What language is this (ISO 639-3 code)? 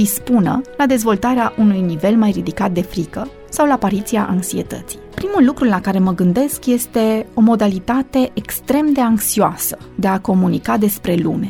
ron